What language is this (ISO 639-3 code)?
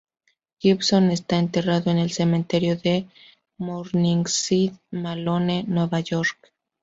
spa